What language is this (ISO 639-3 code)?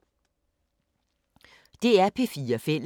dan